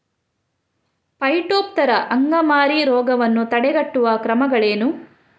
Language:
Kannada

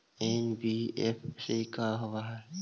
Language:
Magahi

